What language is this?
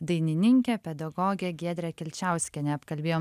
Lithuanian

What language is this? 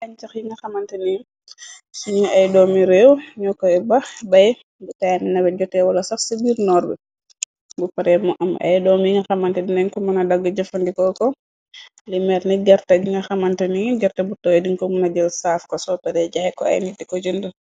Wolof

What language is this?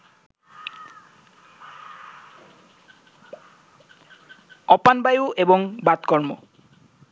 Bangla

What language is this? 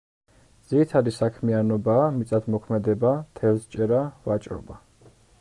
Georgian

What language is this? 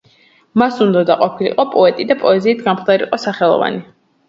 Georgian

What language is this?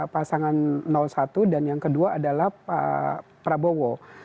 Indonesian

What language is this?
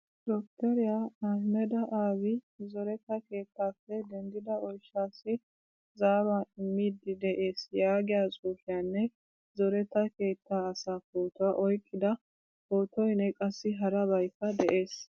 Wolaytta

